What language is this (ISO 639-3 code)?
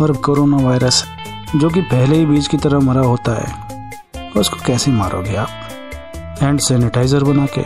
hin